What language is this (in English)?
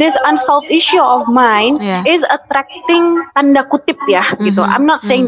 Indonesian